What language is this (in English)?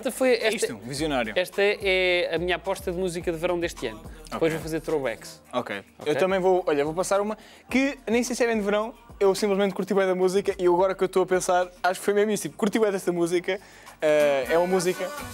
Portuguese